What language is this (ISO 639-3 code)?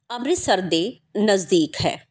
pan